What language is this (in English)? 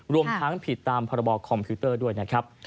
Thai